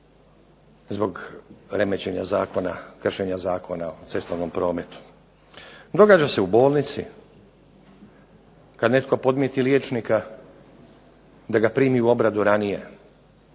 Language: Croatian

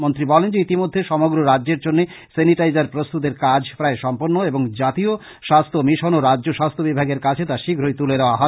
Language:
Bangla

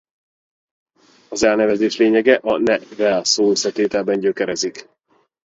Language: Hungarian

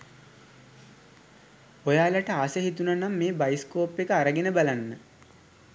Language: Sinhala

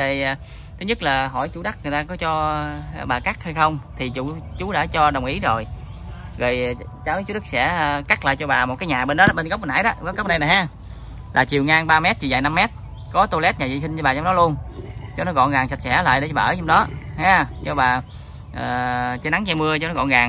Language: Vietnamese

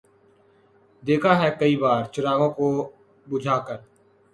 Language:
Urdu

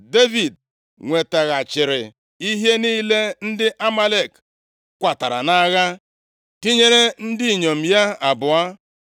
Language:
Igbo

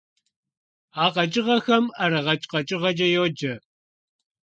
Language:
Kabardian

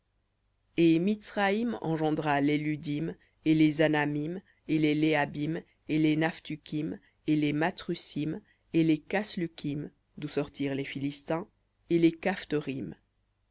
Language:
French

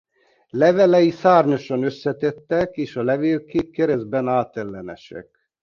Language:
Hungarian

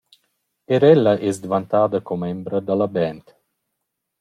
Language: Romansh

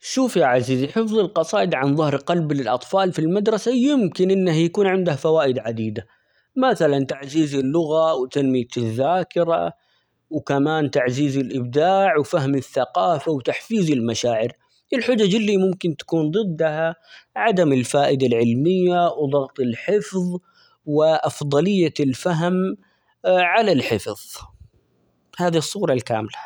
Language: Omani Arabic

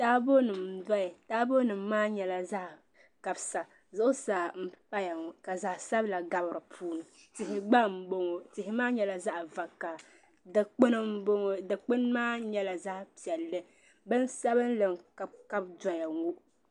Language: Dagbani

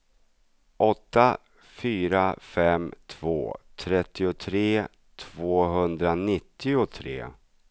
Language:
Swedish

